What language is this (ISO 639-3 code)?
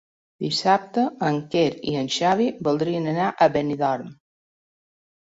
cat